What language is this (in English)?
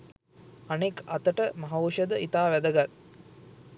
Sinhala